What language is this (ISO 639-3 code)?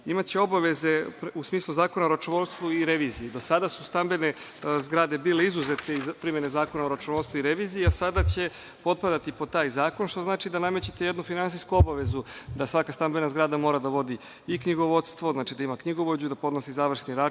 srp